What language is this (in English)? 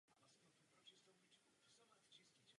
Czech